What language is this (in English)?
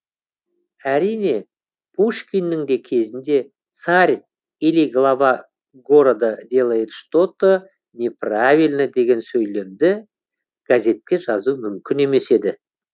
Kazakh